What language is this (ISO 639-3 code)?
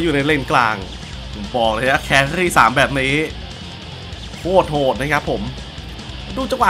tha